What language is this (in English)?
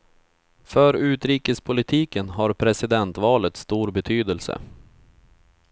Swedish